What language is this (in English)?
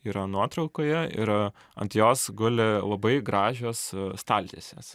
Lithuanian